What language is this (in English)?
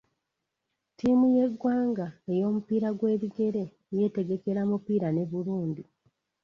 Ganda